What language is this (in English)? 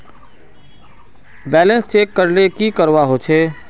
Magahi